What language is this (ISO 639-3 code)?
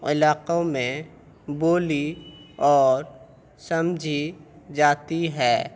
urd